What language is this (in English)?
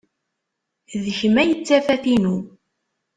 Kabyle